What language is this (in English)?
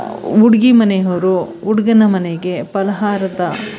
Kannada